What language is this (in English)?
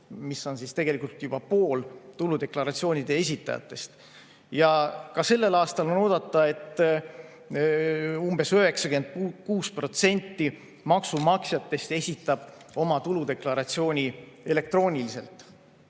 Estonian